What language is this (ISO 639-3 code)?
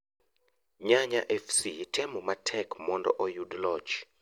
luo